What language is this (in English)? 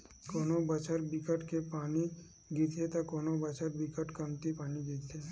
Chhattisgarhi